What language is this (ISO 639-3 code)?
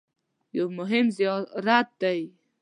pus